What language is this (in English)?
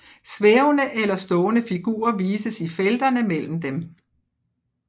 Danish